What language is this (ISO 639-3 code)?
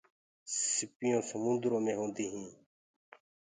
ggg